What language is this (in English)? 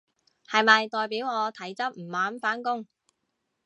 Cantonese